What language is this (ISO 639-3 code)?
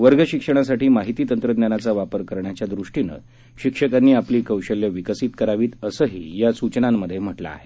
mar